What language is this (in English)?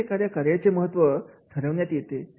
Marathi